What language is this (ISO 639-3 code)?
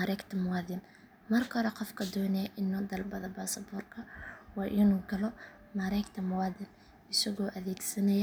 som